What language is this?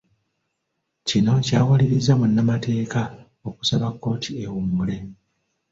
Ganda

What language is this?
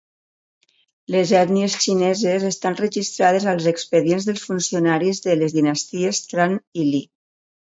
Catalan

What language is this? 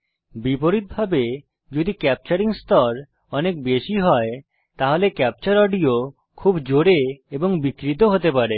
Bangla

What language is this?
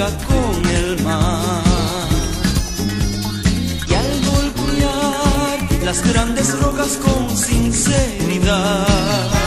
Romanian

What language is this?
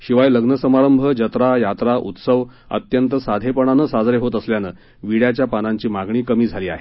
Marathi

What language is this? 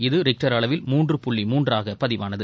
Tamil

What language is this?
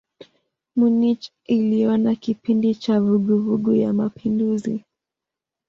Swahili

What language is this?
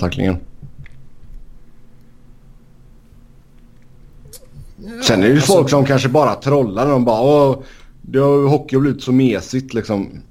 Swedish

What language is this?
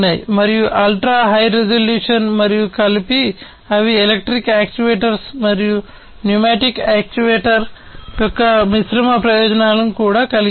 Telugu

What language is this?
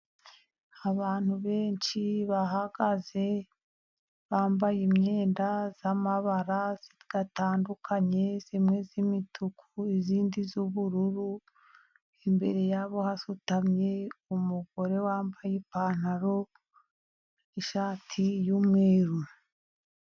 Kinyarwanda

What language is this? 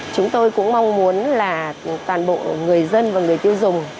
Vietnamese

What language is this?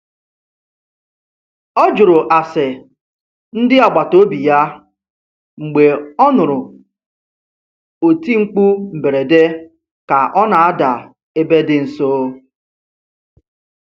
Igbo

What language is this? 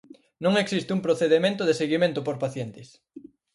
Galician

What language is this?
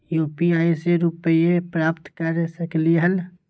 Magahi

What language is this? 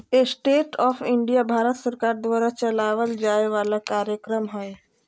Magahi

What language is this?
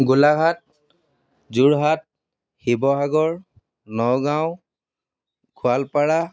Assamese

